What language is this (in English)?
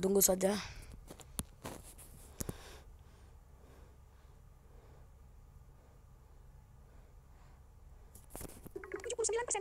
Indonesian